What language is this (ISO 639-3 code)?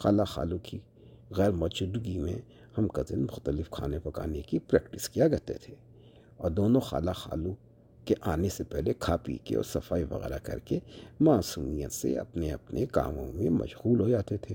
urd